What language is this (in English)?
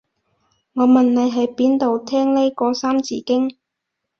Cantonese